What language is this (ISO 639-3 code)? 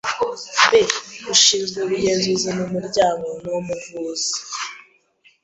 kin